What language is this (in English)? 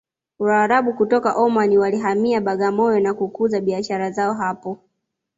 Swahili